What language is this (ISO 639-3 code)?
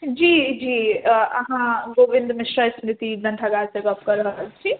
mai